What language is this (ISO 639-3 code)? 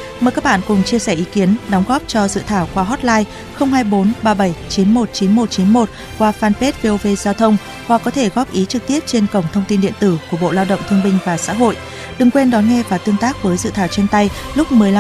vie